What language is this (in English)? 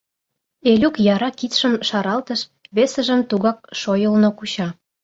Mari